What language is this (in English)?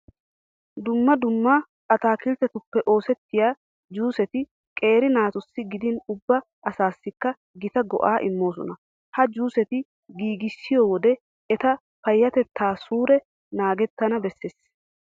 Wolaytta